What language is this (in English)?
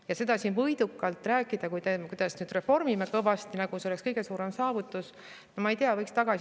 Estonian